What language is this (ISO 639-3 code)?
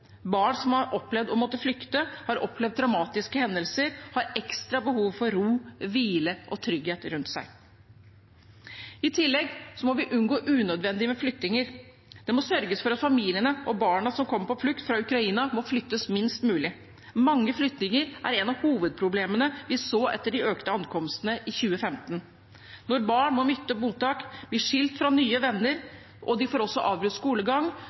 nob